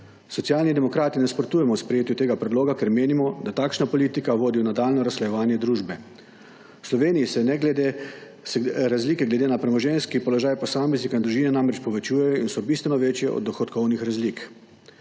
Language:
Slovenian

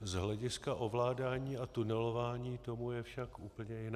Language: Czech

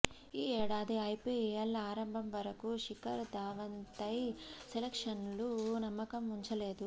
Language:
Telugu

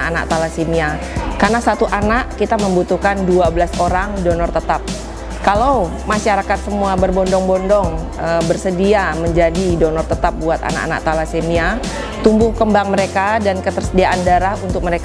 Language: Indonesian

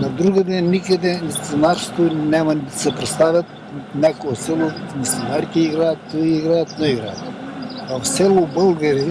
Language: Bulgarian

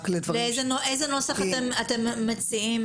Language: Hebrew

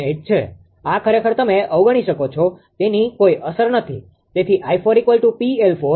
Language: Gujarati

